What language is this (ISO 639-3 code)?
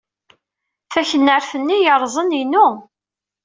kab